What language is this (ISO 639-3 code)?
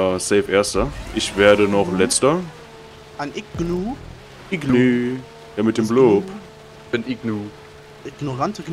deu